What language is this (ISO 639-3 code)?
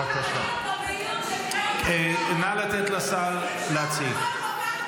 heb